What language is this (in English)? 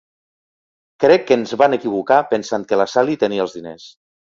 Catalan